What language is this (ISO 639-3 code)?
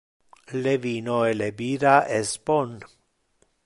ina